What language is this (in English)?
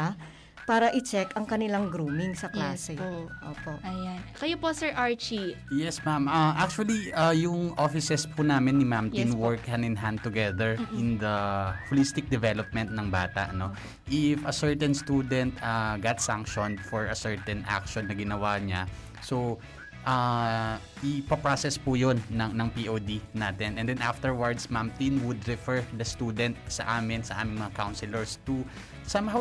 Filipino